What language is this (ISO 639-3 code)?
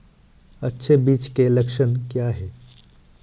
hin